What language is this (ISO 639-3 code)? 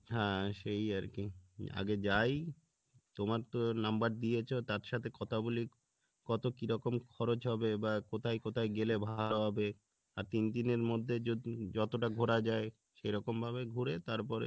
ben